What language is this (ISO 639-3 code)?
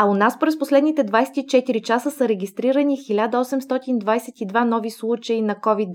bul